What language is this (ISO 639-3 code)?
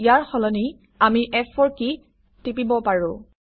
asm